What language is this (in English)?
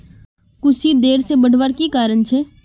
Magahi